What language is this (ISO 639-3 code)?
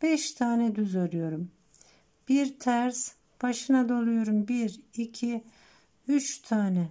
tur